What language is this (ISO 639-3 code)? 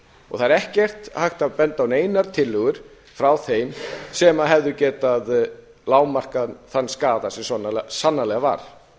isl